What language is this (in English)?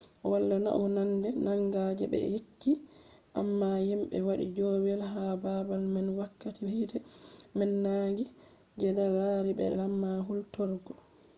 Fula